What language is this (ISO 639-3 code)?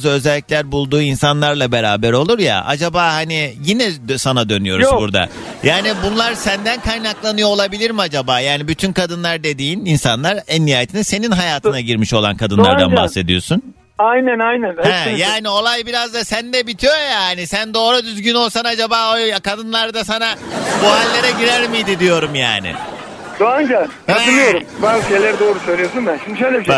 tur